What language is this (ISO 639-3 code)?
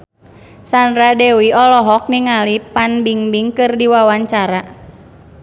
sun